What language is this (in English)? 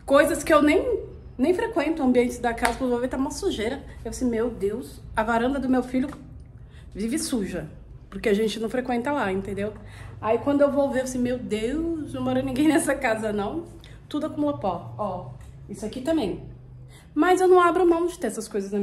Portuguese